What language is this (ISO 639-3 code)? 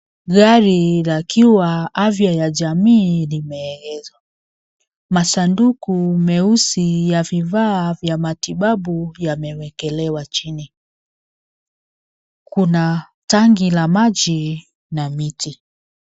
swa